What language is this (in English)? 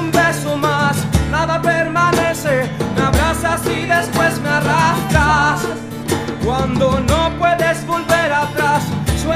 Romanian